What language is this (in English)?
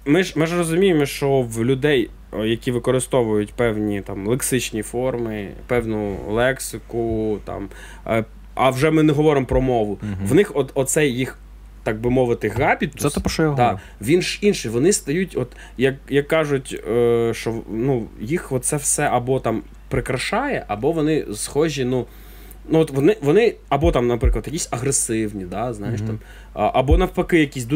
Ukrainian